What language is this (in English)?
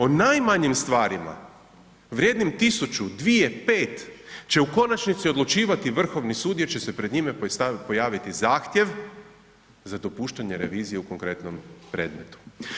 Croatian